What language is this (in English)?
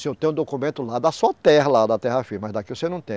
Portuguese